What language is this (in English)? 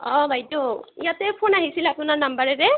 Assamese